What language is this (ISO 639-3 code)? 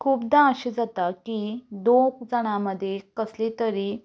kok